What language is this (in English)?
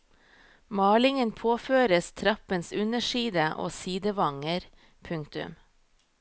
Norwegian